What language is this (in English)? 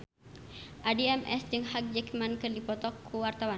Sundanese